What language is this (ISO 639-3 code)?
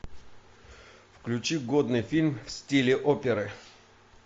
rus